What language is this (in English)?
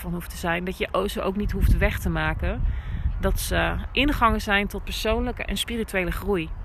Dutch